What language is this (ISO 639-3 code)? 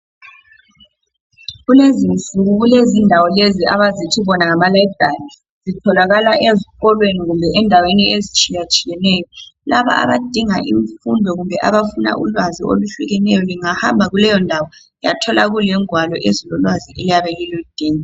nde